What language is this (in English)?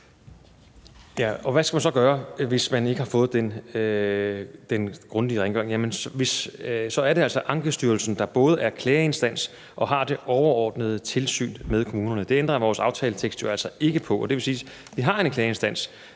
Danish